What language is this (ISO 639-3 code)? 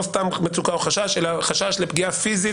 heb